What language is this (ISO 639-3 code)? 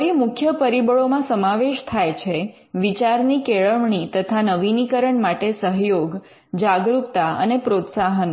guj